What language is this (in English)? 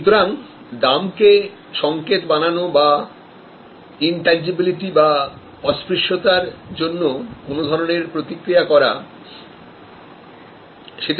Bangla